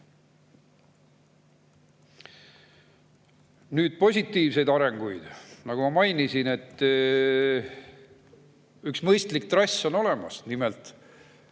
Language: Estonian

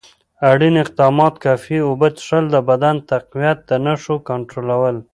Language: Pashto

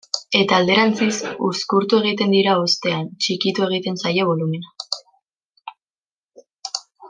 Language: Basque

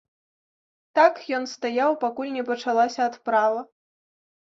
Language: Belarusian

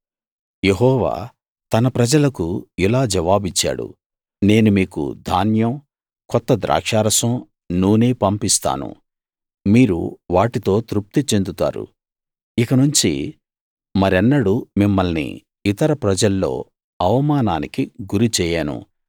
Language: Telugu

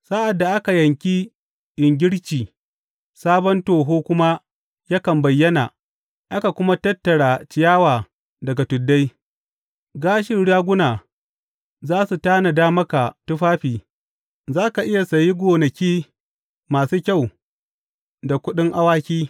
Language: Hausa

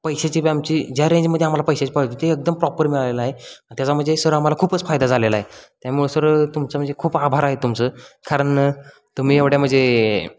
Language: Marathi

